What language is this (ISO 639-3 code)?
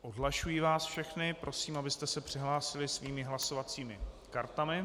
ces